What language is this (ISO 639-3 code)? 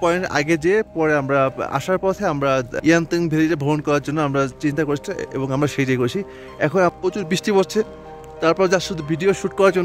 ara